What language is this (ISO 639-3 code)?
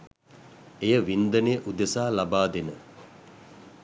sin